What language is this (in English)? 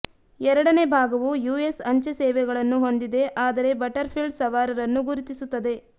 Kannada